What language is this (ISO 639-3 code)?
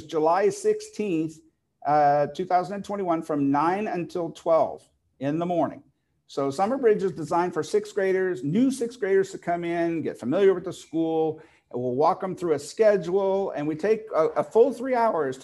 eng